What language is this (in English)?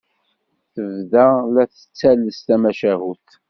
Kabyle